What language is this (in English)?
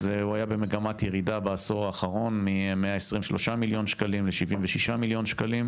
Hebrew